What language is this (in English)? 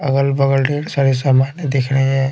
Hindi